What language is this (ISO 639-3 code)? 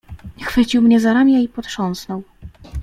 pol